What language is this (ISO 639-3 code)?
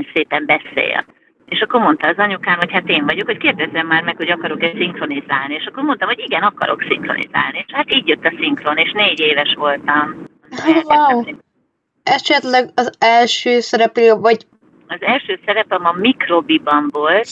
hun